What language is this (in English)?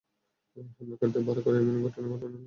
Bangla